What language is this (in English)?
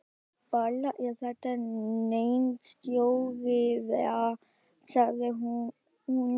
Icelandic